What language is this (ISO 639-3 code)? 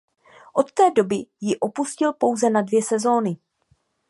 ces